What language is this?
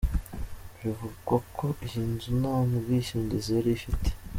Kinyarwanda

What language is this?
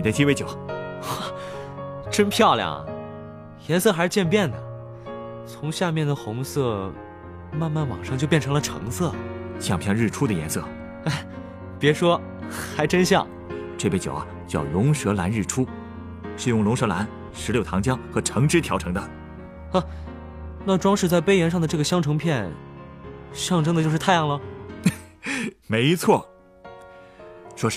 Chinese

